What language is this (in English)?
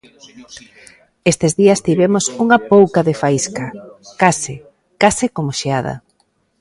Galician